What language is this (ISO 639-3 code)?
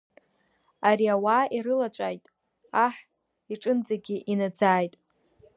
abk